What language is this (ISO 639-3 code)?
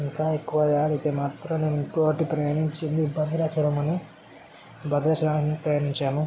tel